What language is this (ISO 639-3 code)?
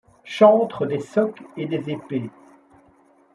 fra